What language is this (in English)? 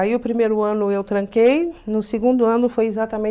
Portuguese